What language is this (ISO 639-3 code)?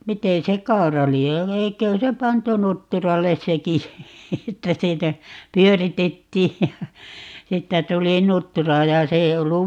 fin